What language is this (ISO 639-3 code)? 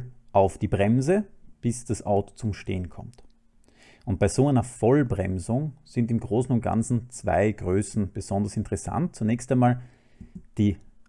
deu